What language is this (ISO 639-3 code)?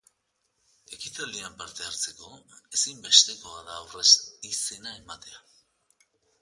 eus